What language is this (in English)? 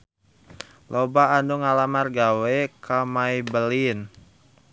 Sundanese